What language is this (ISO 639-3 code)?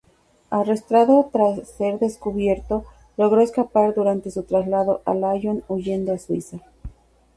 spa